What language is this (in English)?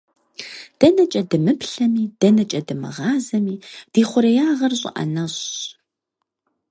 Kabardian